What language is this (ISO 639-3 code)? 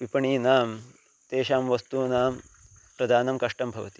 san